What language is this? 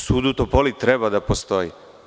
Serbian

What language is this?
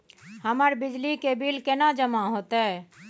Maithili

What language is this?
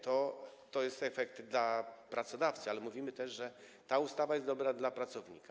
Polish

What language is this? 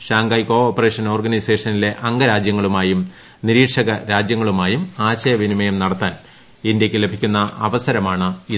Malayalam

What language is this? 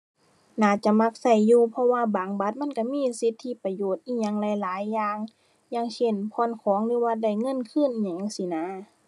Thai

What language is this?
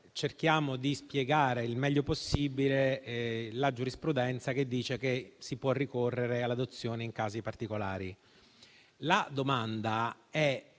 Italian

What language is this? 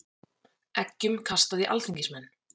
Icelandic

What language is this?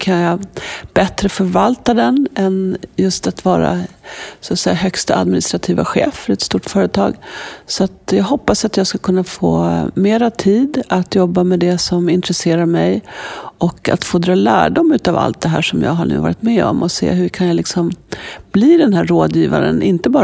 Swedish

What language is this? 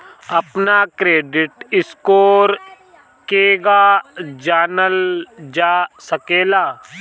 Bhojpuri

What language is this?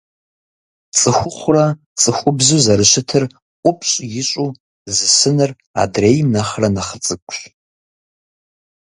Kabardian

